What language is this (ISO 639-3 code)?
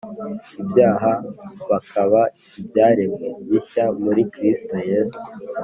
kin